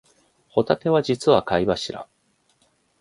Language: Japanese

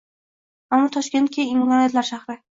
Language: Uzbek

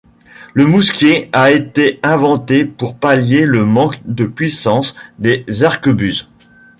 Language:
French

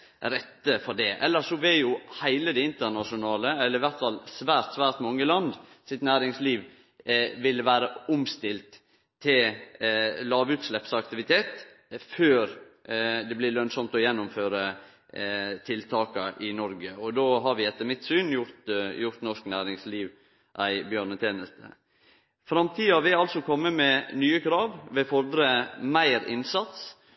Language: Norwegian Nynorsk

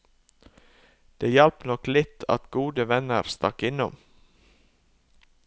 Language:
Norwegian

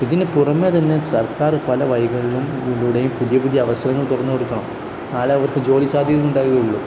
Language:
Malayalam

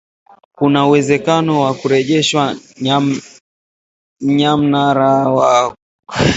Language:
Swahili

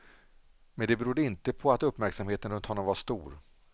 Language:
Swedish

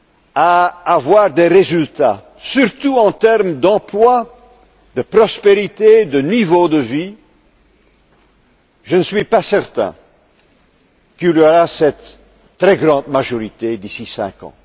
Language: French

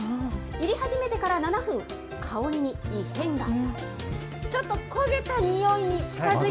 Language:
Japanese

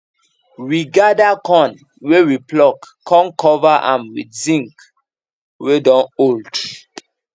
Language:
Nigerian Pidgin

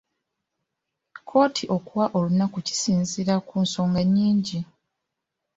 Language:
Ganda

